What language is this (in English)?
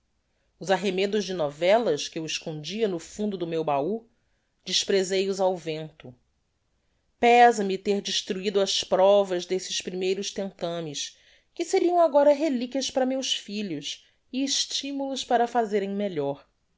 Portuguese